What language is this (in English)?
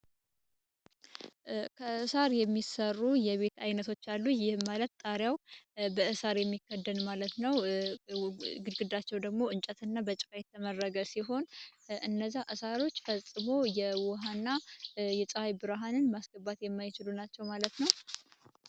Amharic